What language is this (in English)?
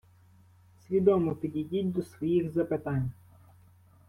Ukrainian